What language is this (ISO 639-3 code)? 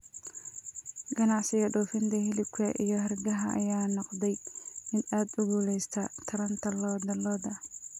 som